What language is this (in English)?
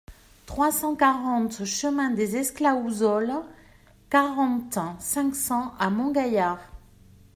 French